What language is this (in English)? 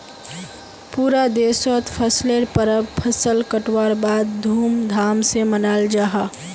Magahi